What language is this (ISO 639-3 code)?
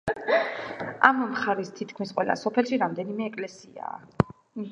kat